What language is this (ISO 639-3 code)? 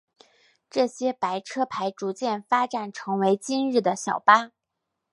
zho